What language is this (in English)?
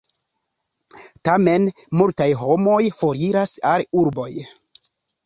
Esperanto